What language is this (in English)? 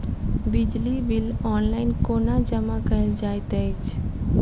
Maithili